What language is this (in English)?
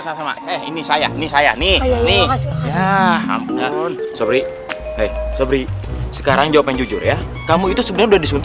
Indonesian